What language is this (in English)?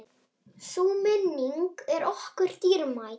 Icelandic